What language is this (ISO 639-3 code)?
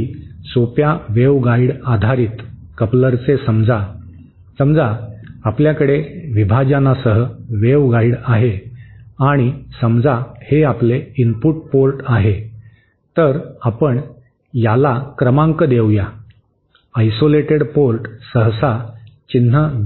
mar